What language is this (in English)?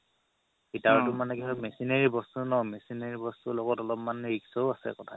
Assamese